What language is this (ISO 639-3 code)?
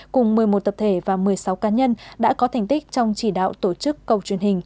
vie